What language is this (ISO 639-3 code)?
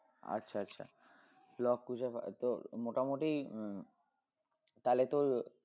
ben